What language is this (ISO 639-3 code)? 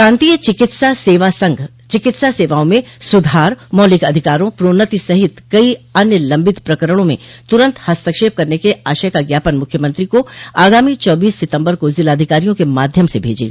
hin